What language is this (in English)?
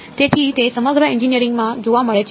Gujarati